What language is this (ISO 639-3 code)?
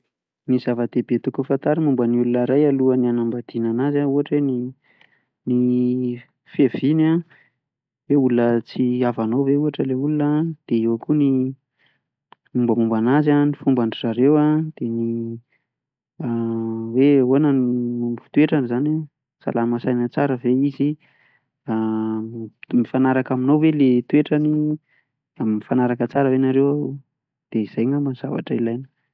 mlg